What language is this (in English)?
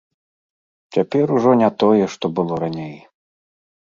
Belarusian